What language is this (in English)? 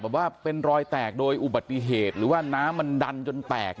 Thai